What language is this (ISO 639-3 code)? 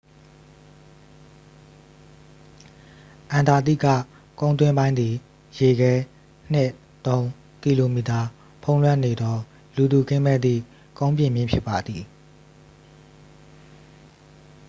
mya